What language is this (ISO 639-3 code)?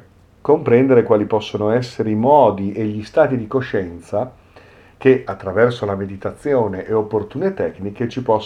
ita